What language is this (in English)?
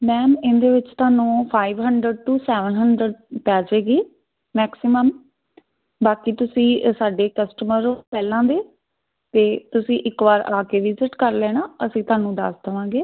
Punjabi